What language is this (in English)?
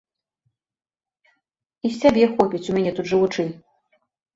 Belarusian